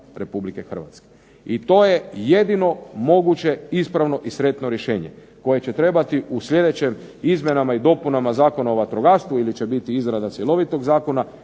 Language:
Croatian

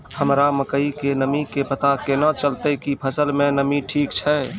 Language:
Maithili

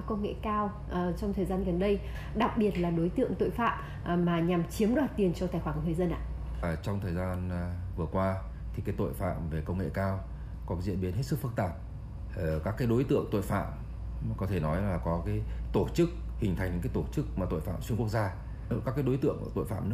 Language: Vietnamese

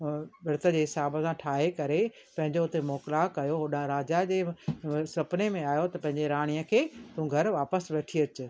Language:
Sindhi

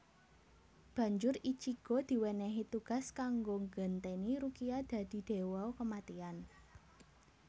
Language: Javanese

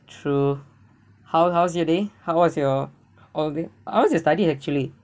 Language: English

